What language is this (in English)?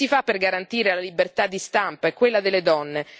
Italian